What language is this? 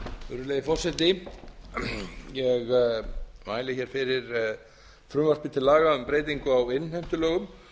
Icelandic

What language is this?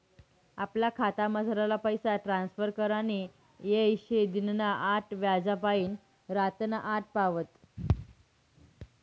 Marathi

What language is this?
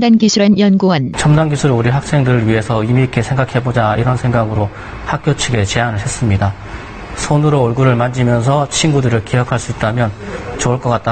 Korean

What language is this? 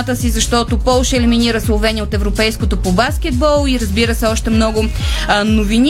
Bulgarian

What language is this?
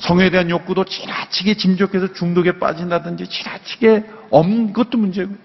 Korean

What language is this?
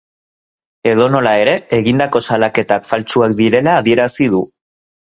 Basque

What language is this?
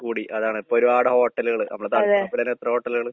Malayalam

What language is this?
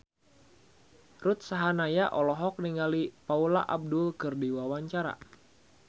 Sundanese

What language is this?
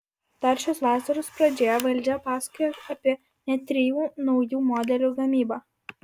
Lithuanian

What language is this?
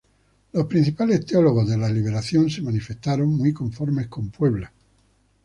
Spanish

